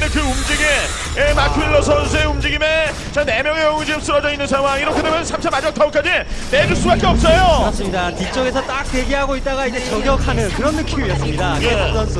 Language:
Korean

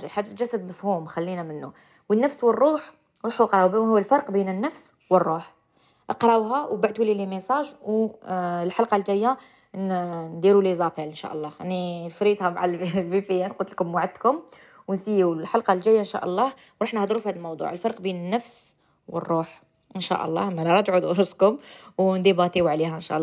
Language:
Arabic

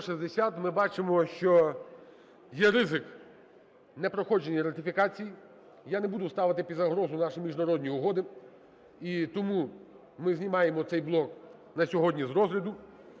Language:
Ukrainian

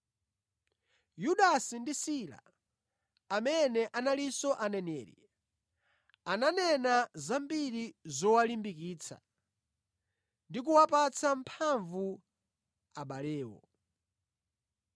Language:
Nyanja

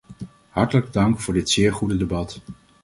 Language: Dutch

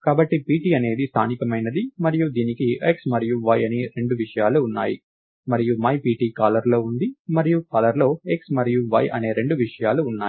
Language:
Telugu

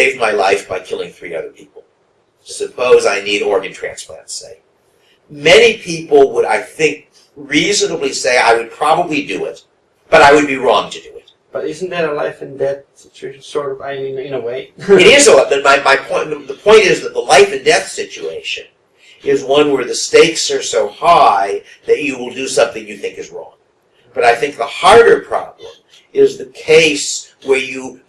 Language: English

